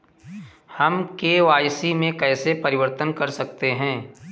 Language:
Hindi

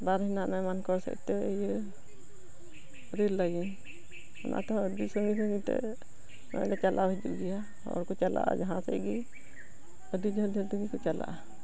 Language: Santali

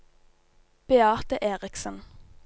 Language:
Norwegian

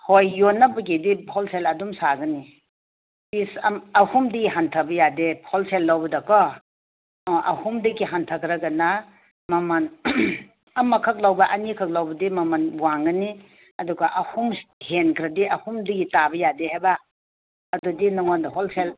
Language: Manipuri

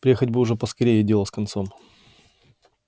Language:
Russian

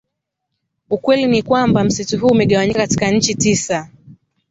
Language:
Swahili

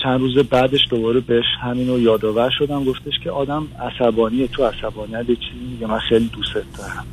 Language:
Persian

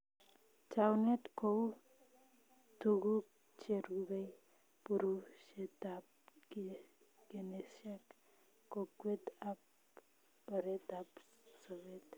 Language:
Kalenjin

